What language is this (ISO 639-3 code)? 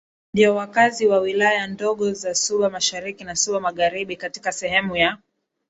swa